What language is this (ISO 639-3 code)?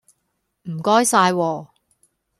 yue